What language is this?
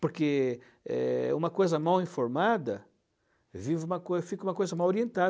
Portuguese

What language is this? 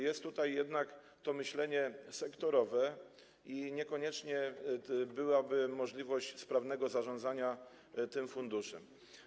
Polish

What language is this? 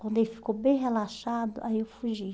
Portuguese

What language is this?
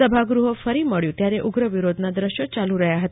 Gujarati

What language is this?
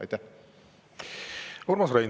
Estonian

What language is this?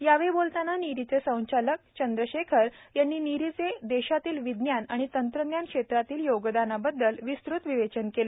Marathi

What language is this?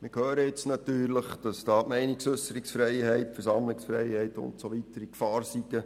Swiss German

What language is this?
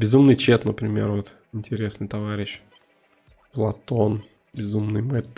Russian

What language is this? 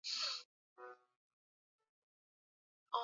Swahili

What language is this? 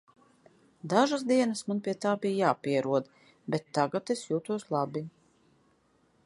Latvian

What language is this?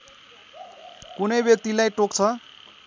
Nepali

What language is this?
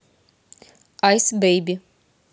Russian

